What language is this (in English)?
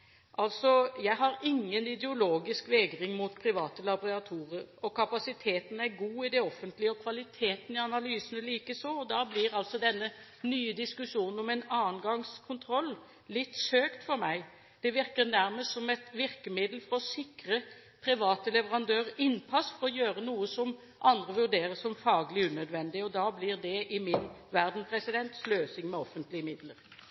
Norwegian Bokmål